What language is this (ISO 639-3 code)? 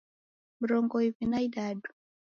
dav